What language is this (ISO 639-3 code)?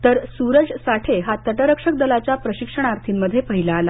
mar